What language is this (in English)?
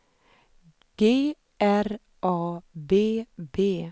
Swedish